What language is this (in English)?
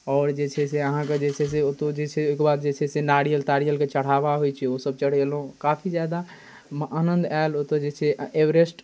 Maithili